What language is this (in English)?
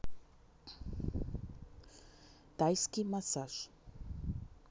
Russian